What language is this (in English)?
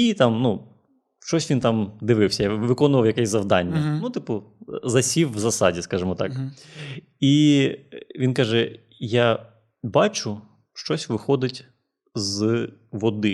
Ukrainian